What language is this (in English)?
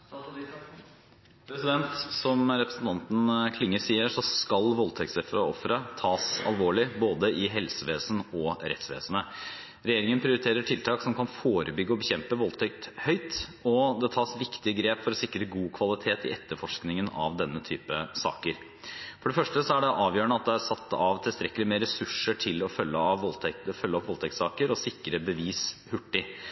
Norwegian